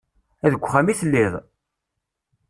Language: Kabyle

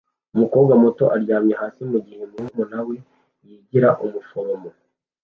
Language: Kinyarwanda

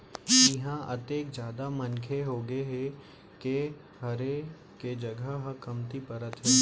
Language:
Chhattisgarhi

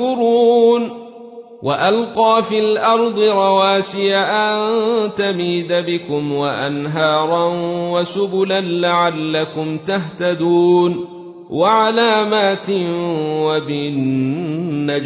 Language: Arabic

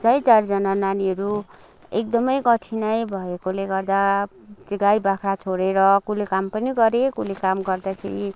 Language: Nepali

